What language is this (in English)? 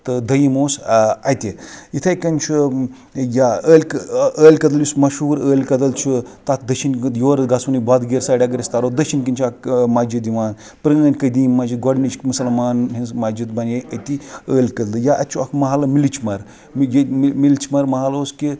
Kashmiri